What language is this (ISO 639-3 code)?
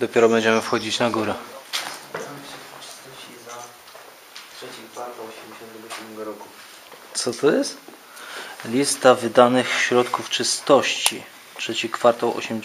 pol